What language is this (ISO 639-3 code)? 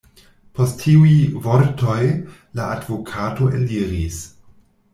epo